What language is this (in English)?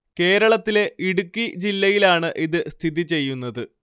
Malayalam